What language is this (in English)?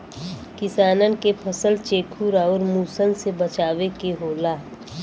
Bhojpuri